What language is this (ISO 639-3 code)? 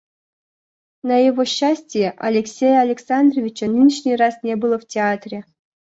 rus